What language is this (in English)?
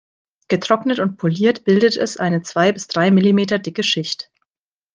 German